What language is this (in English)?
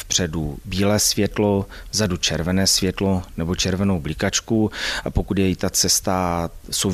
Czech